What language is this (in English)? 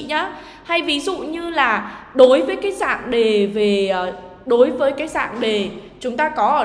Vietnamese